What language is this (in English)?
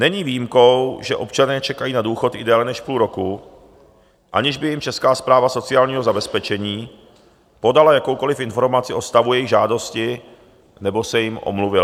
Czech